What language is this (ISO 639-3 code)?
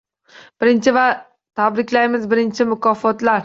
uzb